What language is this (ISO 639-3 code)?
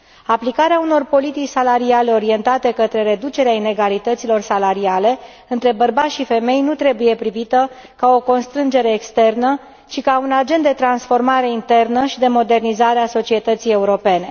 ron